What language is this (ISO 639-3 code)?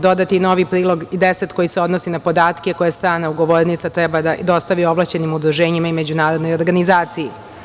srp